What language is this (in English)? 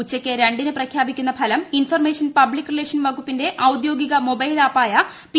Malayalam